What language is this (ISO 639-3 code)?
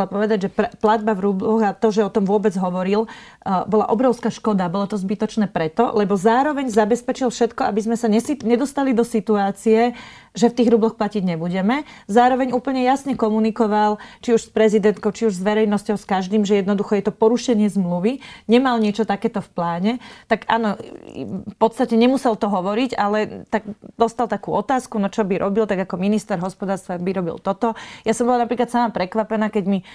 slk